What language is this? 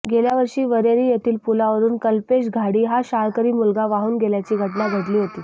Marathi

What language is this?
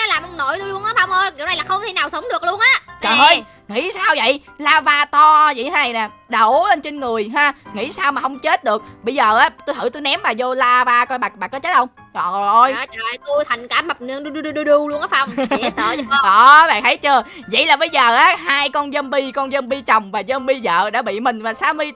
Vietnamese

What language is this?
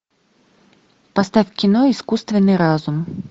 Russian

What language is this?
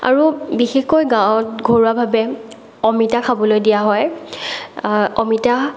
Assamese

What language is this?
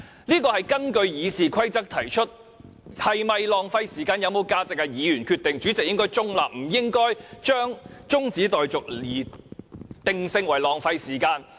Cantonese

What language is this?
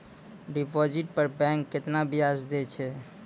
Maithili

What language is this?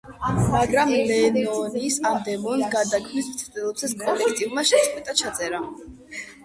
Georgian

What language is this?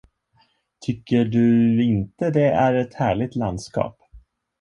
Swedish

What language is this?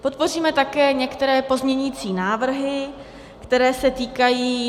Czech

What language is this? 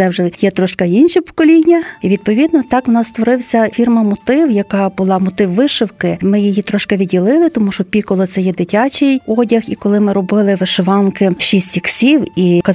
Ukrainian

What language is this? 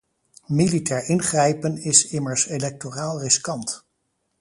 Dutch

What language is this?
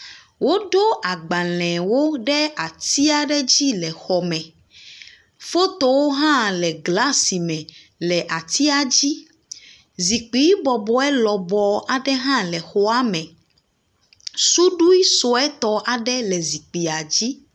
Ewe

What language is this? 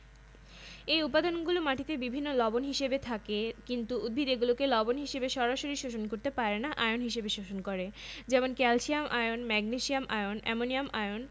Bangla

